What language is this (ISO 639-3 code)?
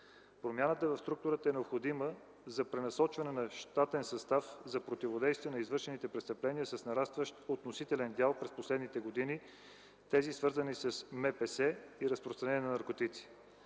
bul